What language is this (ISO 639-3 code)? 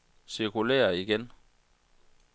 dan